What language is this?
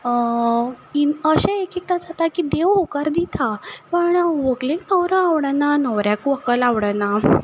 Konkani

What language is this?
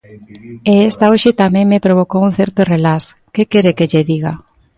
Galician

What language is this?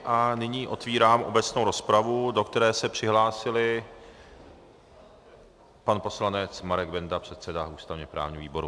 Czech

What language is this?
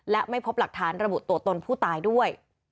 Thai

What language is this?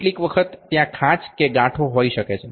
Gujarati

